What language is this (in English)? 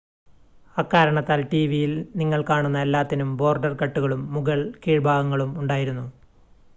Malayalam